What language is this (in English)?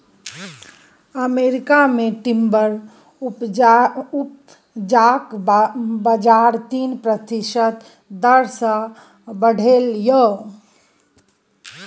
Maithili